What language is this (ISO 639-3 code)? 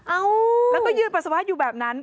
tha